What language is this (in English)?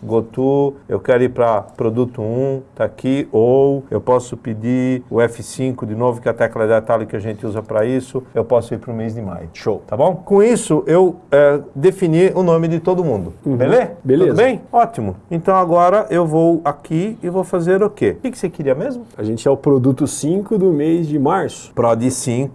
Portuguese